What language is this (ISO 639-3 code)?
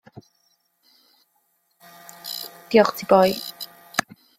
cym